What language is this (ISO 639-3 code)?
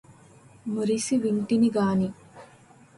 tel